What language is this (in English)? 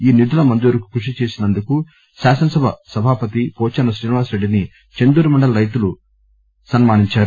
Telugu